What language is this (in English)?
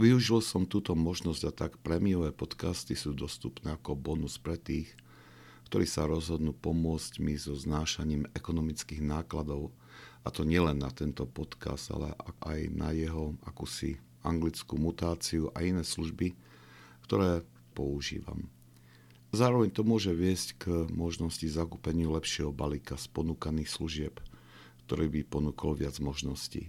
Slovak